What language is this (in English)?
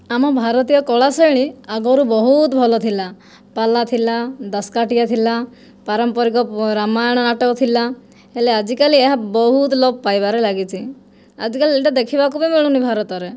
Odia